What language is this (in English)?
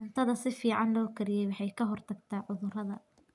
Somali